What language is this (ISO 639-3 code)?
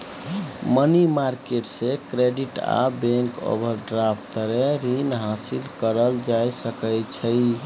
mai